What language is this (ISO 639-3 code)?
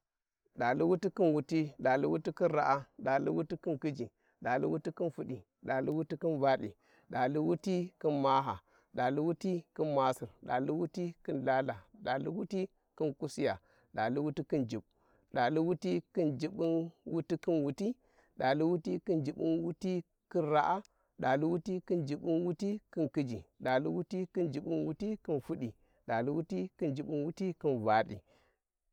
wji